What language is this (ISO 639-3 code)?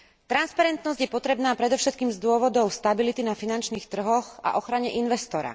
slk